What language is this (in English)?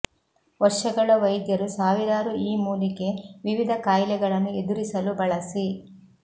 Kannada